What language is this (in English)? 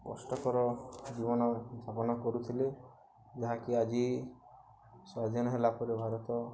Odia